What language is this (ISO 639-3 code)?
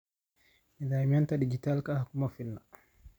som